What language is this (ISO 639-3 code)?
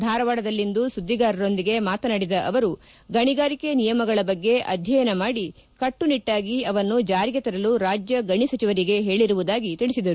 kan